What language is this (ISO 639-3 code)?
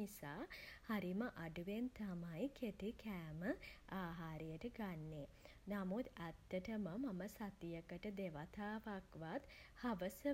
sin